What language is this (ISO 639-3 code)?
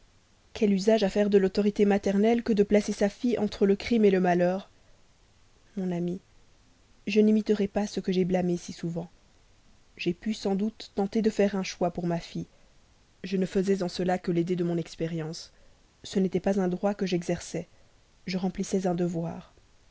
fra